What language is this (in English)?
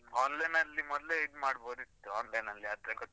Kannada